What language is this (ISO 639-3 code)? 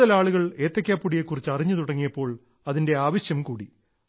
mal